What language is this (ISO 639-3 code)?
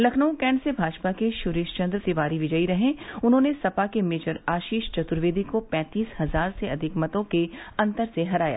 hin